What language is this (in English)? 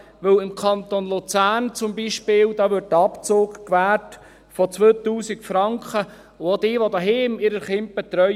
Swiss German